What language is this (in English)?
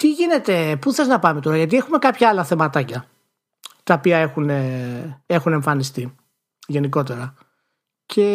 Greek